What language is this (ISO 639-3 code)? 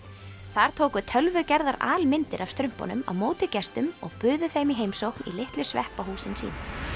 isl